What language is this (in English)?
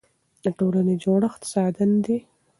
Pashto